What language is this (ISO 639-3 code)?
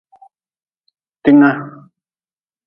nmz